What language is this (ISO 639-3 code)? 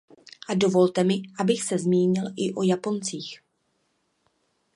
ces